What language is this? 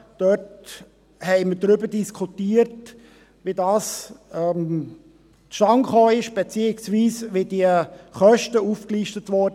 Swiss German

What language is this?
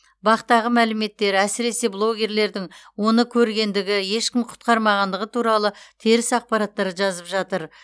Kazakh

